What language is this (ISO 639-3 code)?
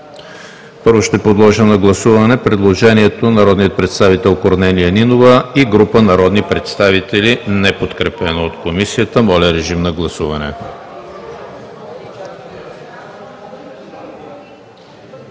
bul